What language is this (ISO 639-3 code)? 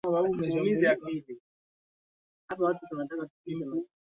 swa